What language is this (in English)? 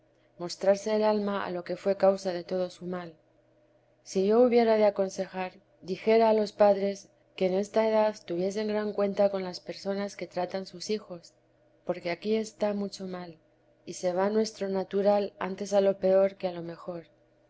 Spanish